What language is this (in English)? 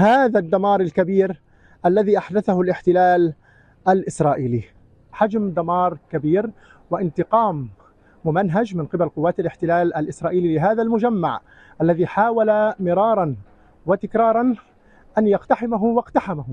Arabic